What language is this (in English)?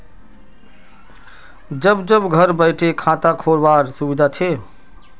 Magahi